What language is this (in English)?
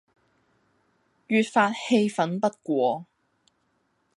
Cantonese